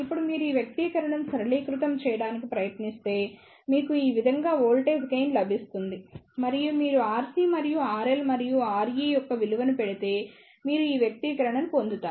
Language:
Telugu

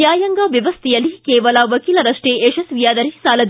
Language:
Kannada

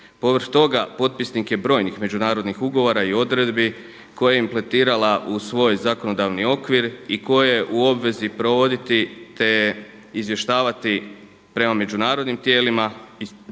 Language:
Croatian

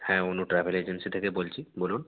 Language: Bangla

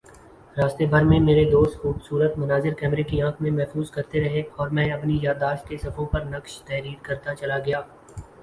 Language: Urdu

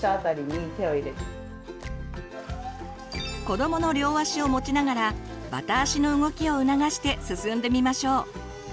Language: Japanese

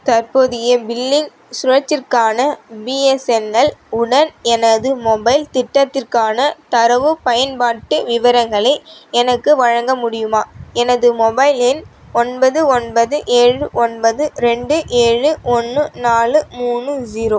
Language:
Tamil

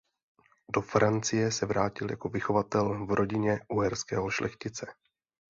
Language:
Czech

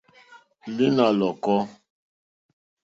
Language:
Mokpwe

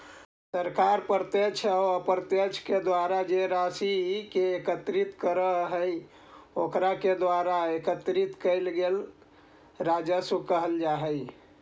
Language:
Magahi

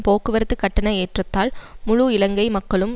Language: Tamil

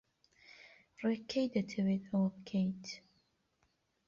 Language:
Central Kurdish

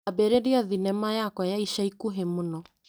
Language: Kikuyu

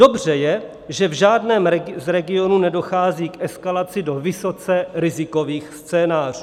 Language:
Czech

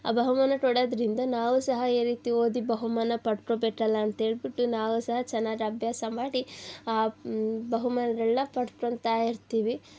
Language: Kannada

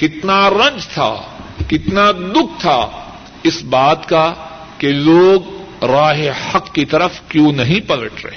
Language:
Urdu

